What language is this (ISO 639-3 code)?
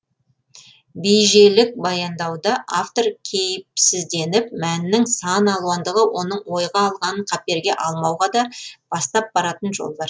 kaz